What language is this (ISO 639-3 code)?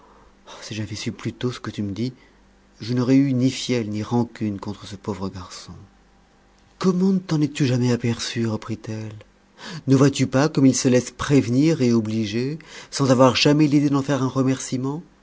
fra